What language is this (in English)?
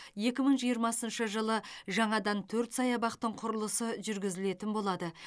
Kazakh